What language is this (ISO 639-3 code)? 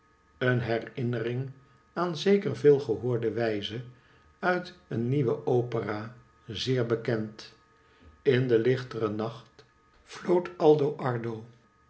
nld